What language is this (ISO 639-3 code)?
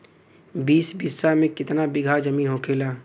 bho